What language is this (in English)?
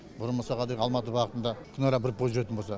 Kazakh